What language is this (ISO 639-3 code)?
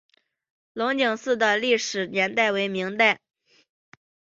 zho